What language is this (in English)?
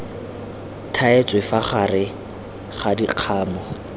Tswana